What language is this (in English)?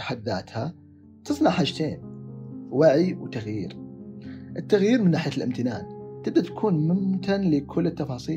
Arabic